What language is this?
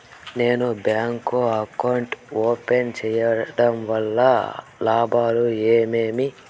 Telugu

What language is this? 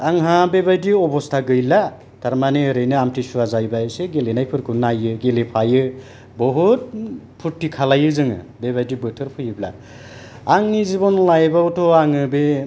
Bodo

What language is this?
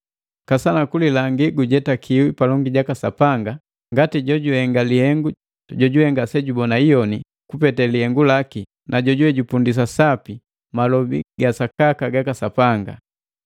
Matengo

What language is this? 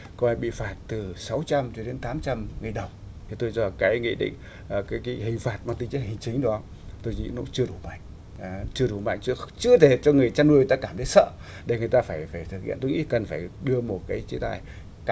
Vietnamese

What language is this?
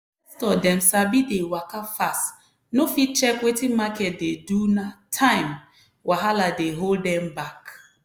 Nigerian Pidgin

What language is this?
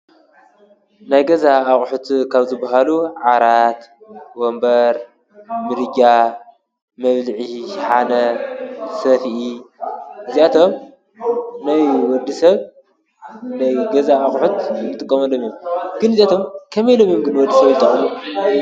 Tigrinya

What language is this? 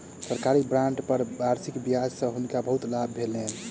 Maithili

